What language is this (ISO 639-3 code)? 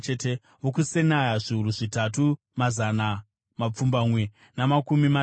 sna